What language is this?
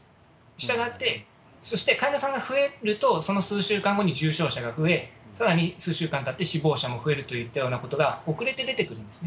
Japanese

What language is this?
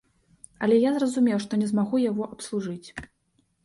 Belarusian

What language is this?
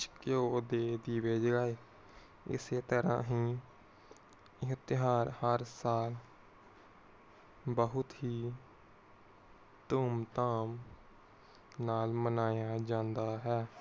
Punjabi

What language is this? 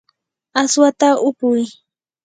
Yanahuanca Pasco Quechua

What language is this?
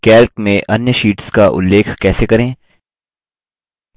Hindi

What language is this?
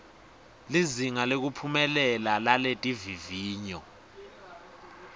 Swati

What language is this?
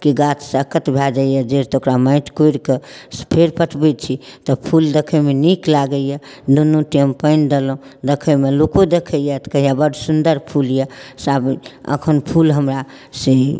Maithili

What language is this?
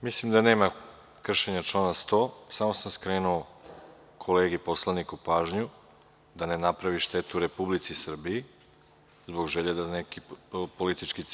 Serbian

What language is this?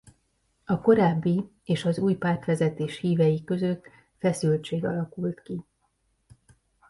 Hungarian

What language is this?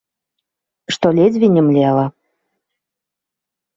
Belarusian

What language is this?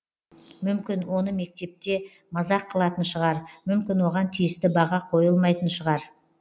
Kazakh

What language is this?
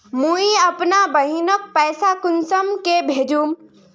Magahi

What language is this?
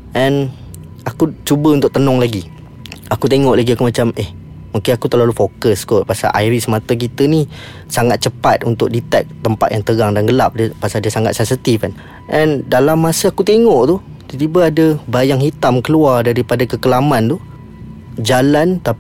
Malay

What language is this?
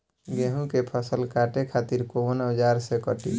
Bhojpuri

